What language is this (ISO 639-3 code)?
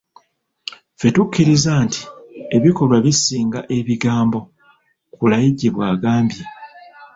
lug